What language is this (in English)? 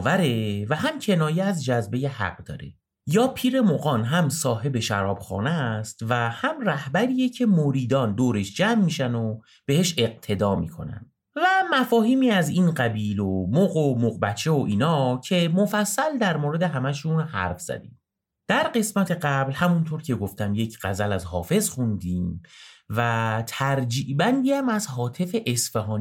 Persian